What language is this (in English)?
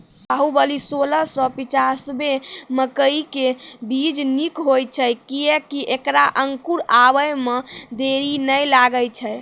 Maithili